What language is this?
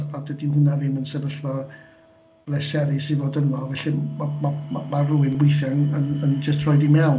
Welsh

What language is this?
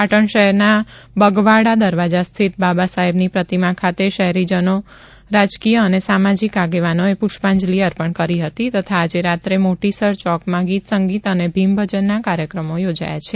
Gujarati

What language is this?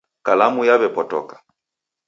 Taita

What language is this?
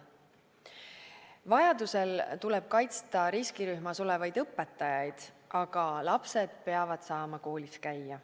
Estonian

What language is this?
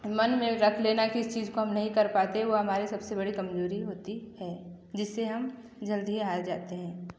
Hindi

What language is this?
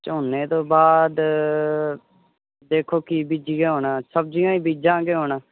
Punjabi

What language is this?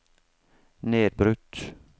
Norwegian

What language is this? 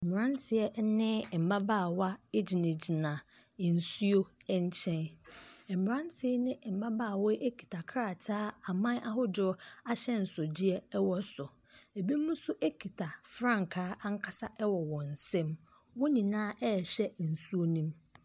Akan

